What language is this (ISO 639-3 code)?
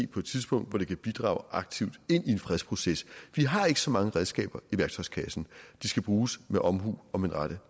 dan